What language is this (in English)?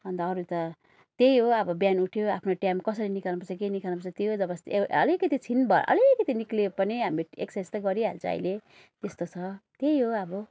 Nepali